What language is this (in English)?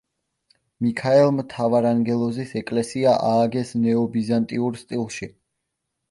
Georgian